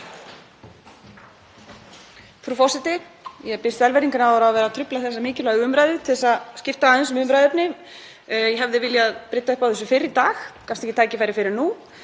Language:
Icelandic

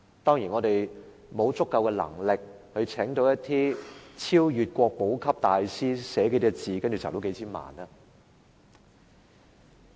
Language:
Cantonese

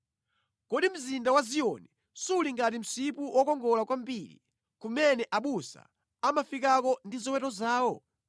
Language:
Nyanja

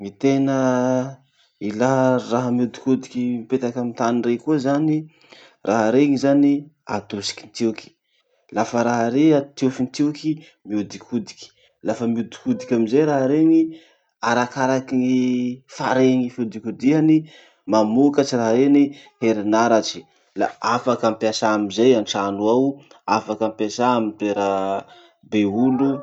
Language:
Masikoro Malagasy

